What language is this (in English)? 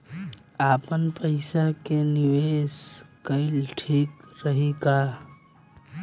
Bhojpuri